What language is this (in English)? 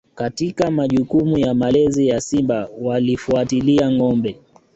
Swahili